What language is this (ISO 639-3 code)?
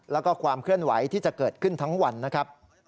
tha